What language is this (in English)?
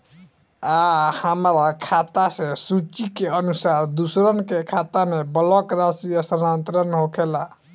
Bhojpuri